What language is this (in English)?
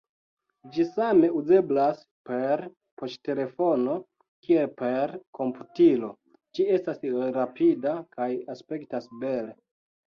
Esperanto